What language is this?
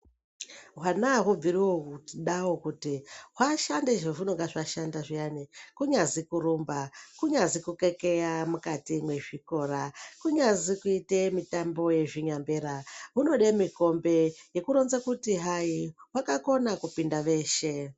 Ndau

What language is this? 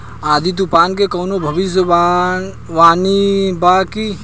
Bhojpuri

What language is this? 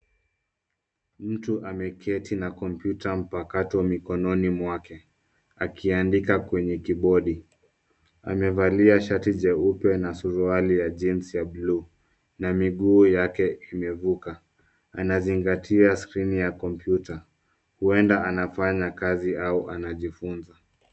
Swahili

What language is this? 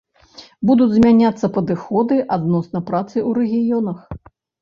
Belarusian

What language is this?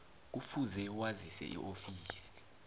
South Ndebele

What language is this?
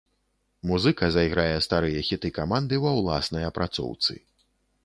Belarusian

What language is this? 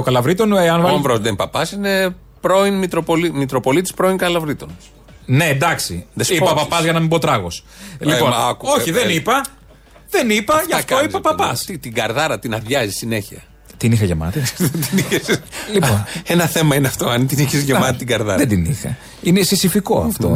Greek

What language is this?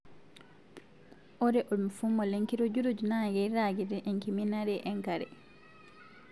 Masai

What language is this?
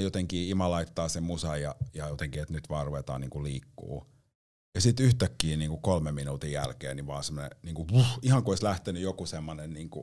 Finnish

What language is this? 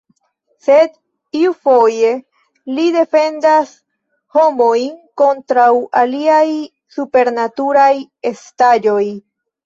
Esperanto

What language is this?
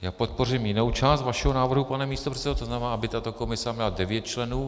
Czech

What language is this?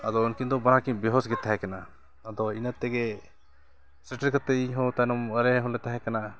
Santali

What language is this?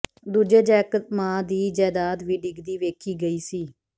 Punjabi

